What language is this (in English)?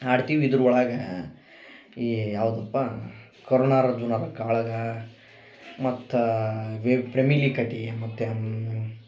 Kannada